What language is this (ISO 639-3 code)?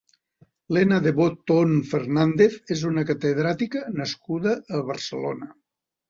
cat